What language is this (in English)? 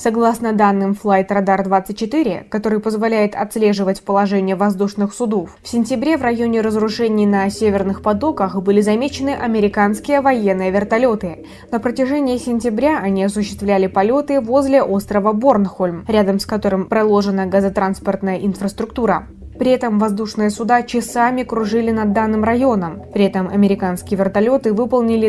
Russian